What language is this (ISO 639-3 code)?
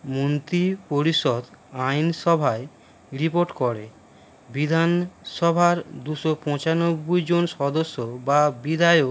ben